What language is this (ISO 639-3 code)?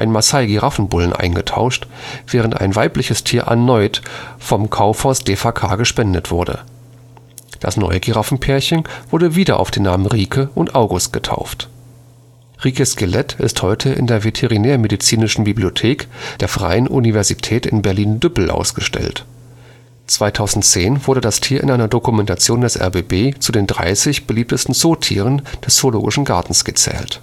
deu